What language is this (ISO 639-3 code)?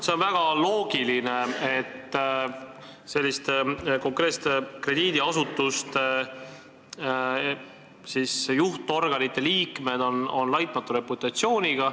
est